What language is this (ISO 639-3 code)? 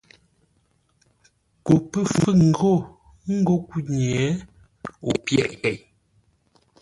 nla